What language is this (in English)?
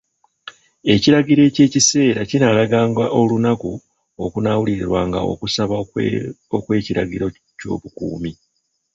Ganda